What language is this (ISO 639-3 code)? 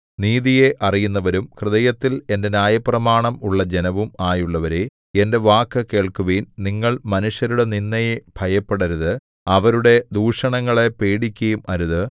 mal